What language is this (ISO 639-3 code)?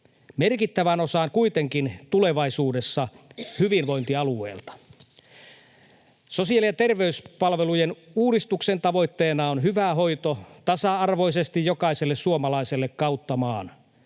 fin